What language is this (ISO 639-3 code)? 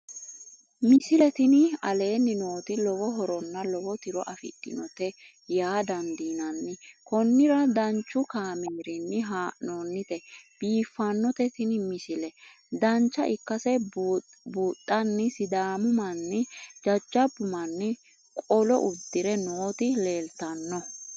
sid